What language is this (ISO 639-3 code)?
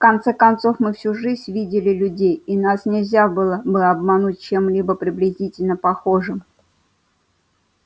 rus